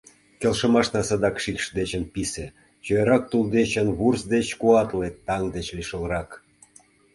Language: Mari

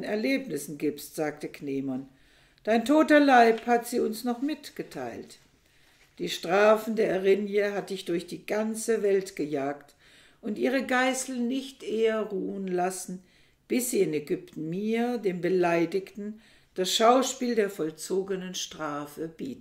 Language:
German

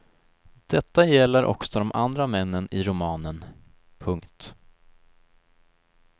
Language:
Swedish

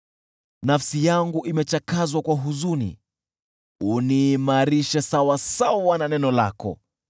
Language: Swahili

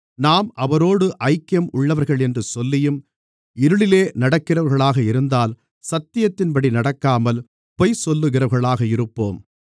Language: Tamil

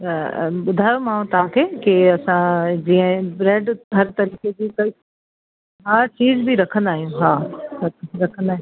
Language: Sindhi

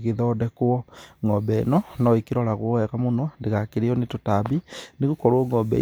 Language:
Kikuyu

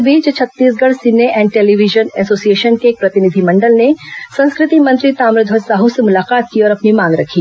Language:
Hindi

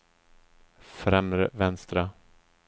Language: Swedish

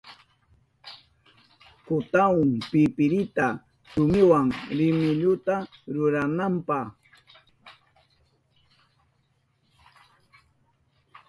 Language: Southern Pastaza Quechua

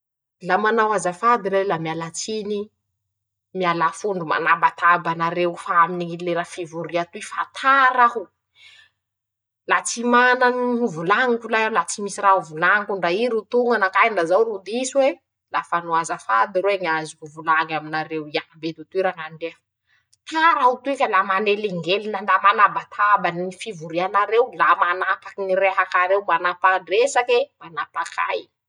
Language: Masikoro Malagasy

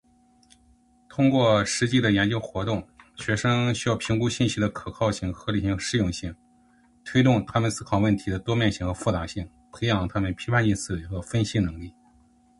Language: Chinese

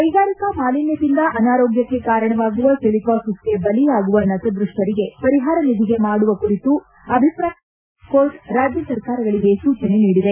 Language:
Kannada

